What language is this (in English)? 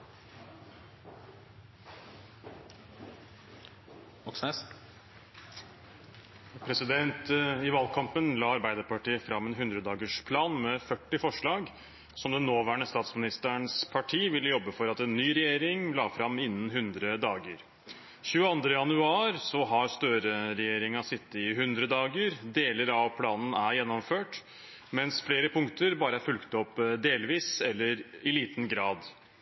Norwegian